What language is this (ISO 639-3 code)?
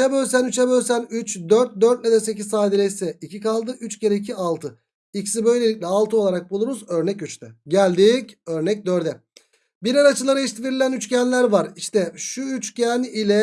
tur